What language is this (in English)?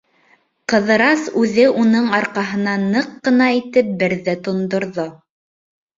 Bashkir